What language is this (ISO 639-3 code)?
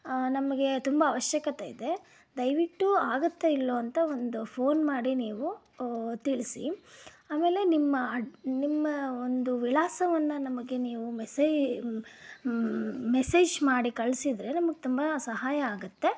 kan